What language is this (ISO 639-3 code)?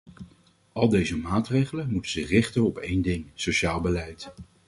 nld